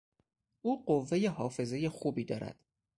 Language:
Persian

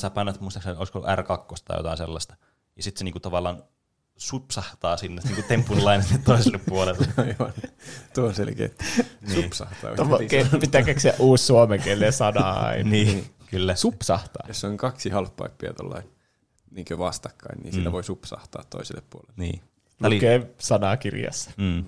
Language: Finnish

